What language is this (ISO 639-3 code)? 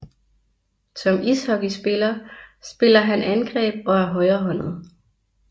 dan